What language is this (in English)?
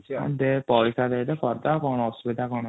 Odia